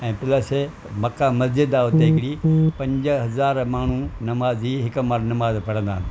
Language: Sindhi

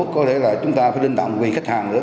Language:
Vietnamese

